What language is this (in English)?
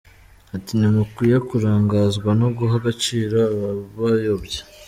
Kinyarwanda